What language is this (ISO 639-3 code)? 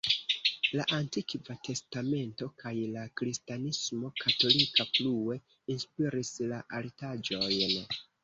epo